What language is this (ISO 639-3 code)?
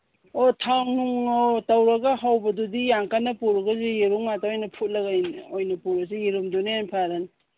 mni